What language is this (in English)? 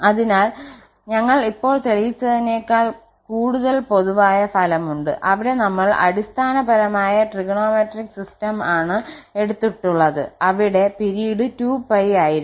Malayalam